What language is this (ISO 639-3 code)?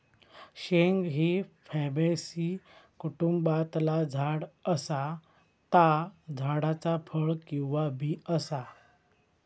mar